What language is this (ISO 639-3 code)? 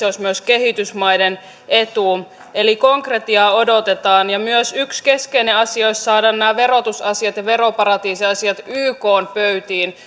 fin